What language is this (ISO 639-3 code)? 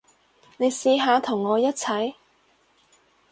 yue